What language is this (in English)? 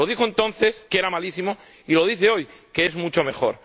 Spanish